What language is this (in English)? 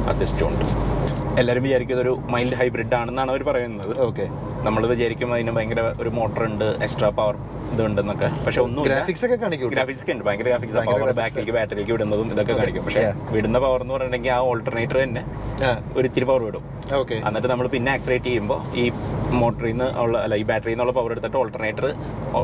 Malayalam